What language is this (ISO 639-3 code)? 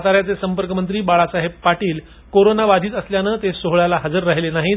mar